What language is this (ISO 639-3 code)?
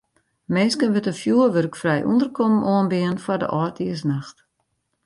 fry